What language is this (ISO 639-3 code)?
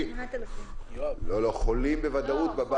heb